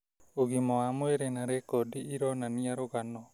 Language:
Kikuyu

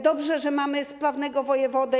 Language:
Polish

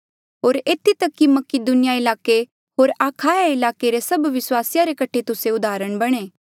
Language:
Mandeali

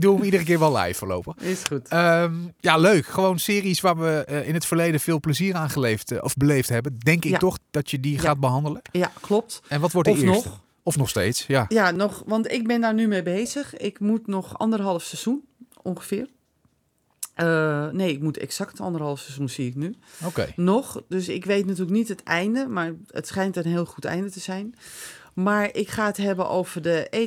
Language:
Dutch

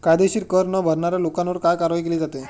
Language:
Marathi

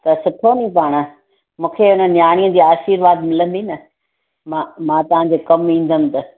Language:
Sindhi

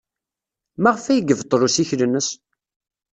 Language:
Kabyle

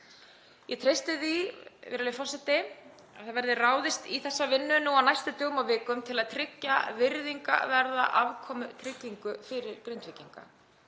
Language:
Icelandic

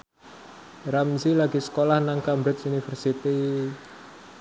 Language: Javanese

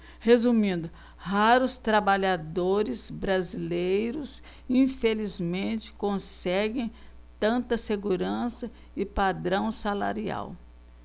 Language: Portuguese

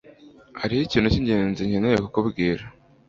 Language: Kinyarwanda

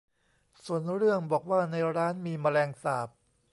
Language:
Thai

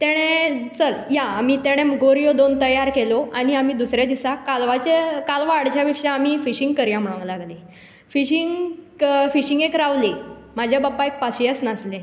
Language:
Konkani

